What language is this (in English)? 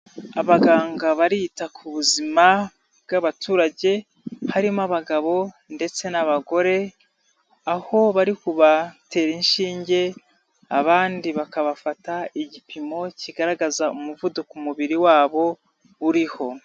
Kinyarwanda